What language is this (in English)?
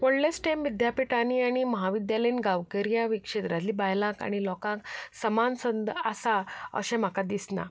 Konkani